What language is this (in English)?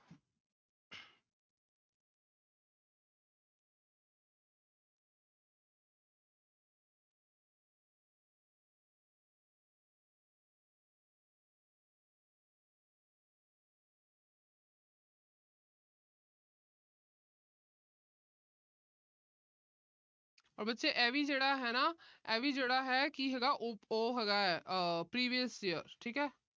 Punjabi